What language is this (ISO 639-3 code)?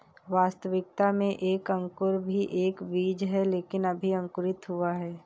hin